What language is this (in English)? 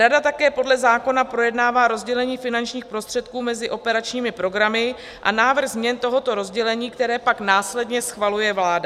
Czech